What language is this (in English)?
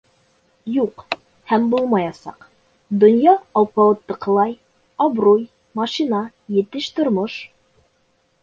Bashkir